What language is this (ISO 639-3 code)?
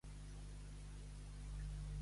cat